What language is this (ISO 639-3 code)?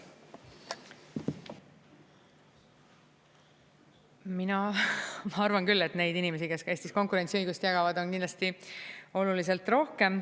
est